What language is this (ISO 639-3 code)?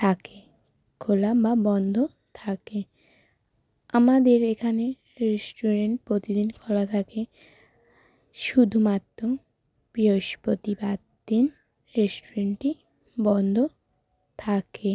ben